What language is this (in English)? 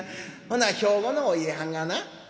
Japanese